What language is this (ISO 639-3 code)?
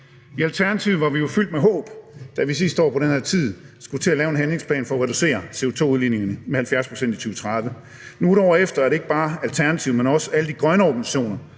dan